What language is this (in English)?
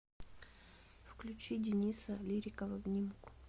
Russian